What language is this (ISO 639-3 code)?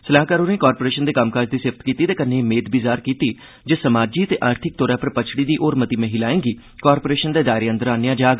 doi